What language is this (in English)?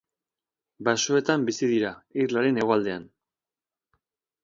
Basque